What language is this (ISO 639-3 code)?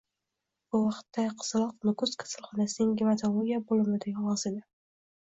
uzb